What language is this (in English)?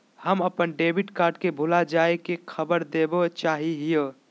Magahi